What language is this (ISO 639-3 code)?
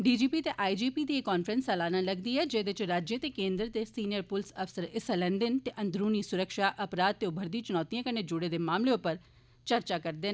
doi